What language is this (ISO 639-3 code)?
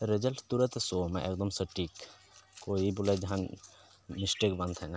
sat